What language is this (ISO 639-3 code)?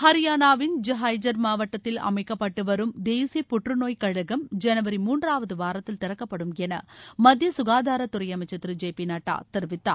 tam